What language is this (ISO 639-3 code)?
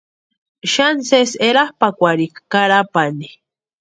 pua